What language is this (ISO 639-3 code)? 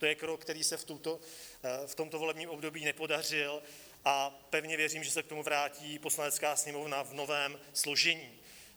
ces